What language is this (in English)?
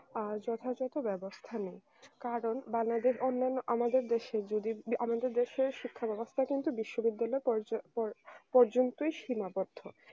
Bangla